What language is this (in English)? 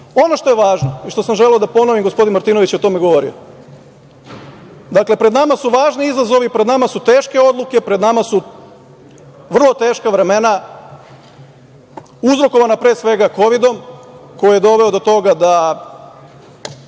Serbian